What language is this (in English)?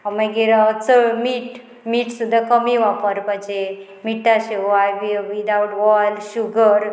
Konkani